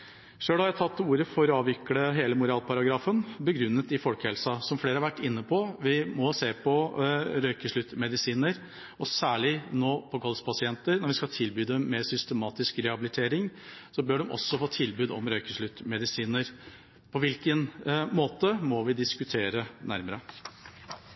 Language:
Norwegian Bokmål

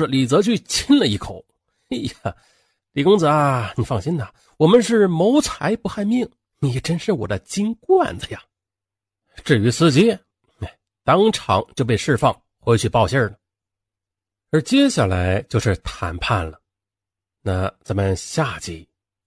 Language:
Chinese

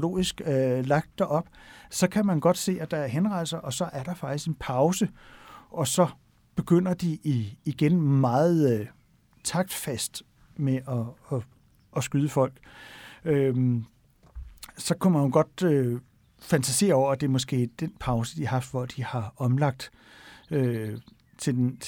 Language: Danish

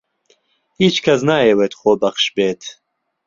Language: Central Kurdish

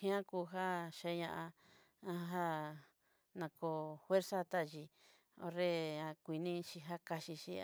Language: Southeastern Nochixtlán Mixtec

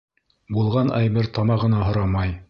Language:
Bashkir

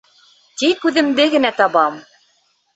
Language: Bashkir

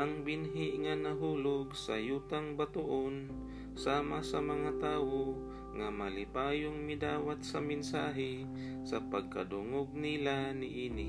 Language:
Filipino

